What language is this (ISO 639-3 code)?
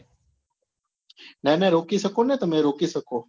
guj